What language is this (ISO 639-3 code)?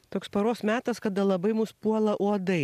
lit